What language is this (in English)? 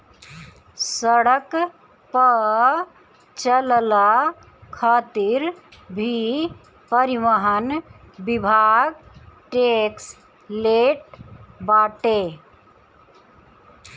Bhojpuri